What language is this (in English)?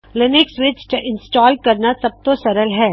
Punjabi